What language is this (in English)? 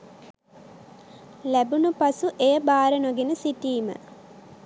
Sinhala